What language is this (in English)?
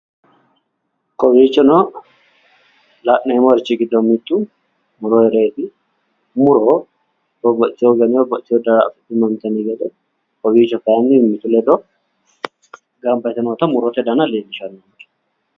Sidamo